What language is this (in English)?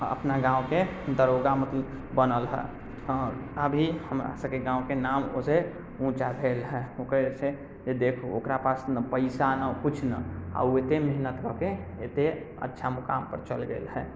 Maithili